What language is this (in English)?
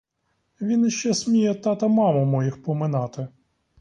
Ukrainian